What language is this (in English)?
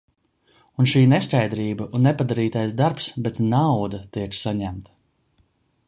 Latvian